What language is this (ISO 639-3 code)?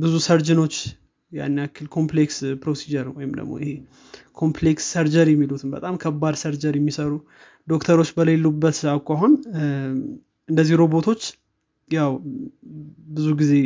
amh